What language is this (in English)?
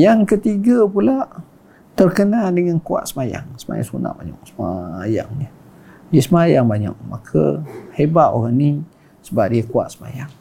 Malay